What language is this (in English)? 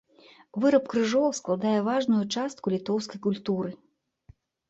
Belarusian